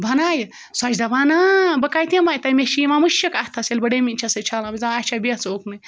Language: Kashmiri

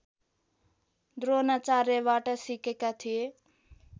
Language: Nepali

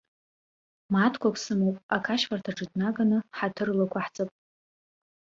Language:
Abkhazian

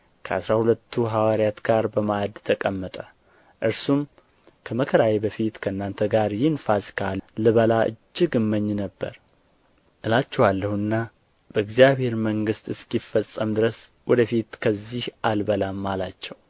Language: Amharic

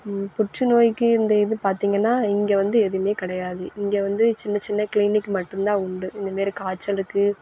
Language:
Tamil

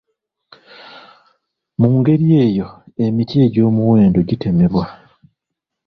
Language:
Ganda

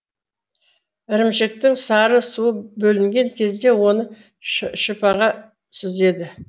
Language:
Kazakh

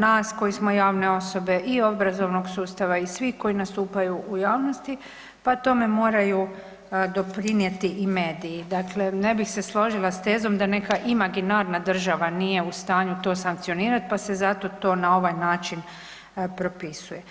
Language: Croatian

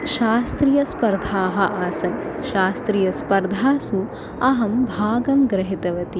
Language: Sanskrit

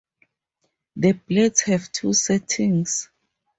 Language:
English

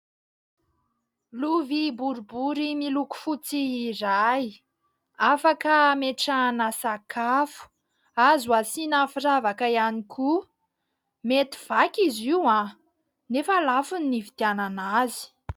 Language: Malagasy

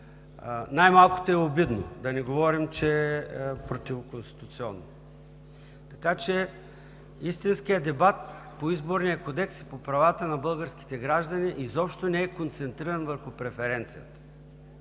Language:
Bulgarian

